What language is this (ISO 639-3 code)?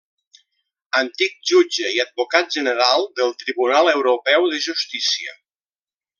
cat